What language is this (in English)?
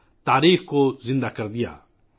Urdu